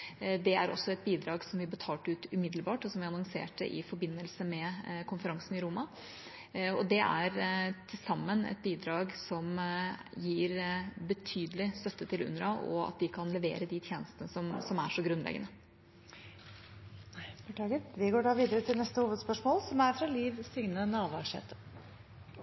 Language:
Norwegian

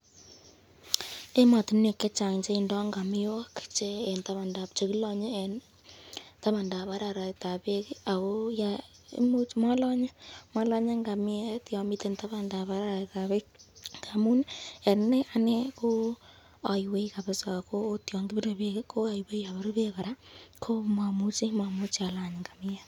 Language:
Kalenjin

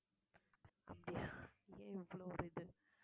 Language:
Tamil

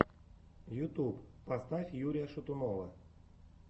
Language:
Russian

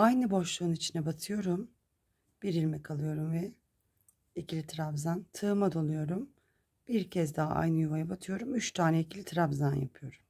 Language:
Turkish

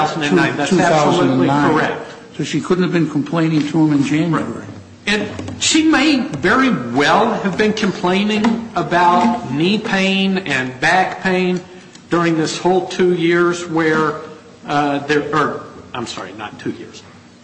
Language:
English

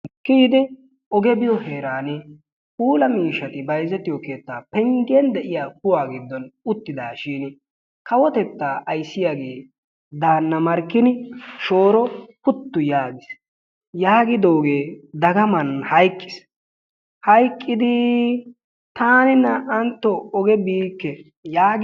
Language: Wolaytta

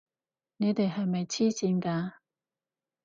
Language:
Cantonese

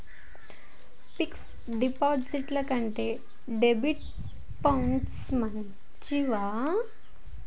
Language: Telugu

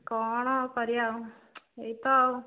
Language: Odia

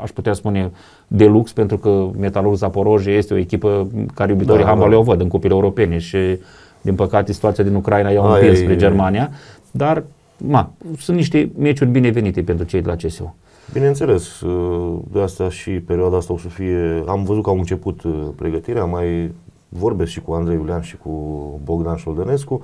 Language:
Romanian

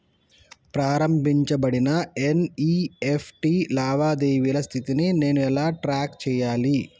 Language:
Telugu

